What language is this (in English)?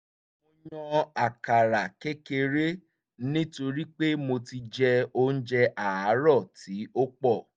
Yoruba